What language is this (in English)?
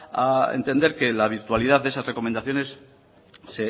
Spanish